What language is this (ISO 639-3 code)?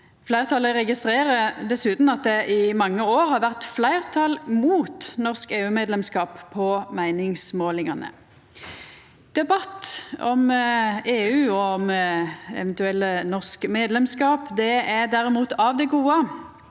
nor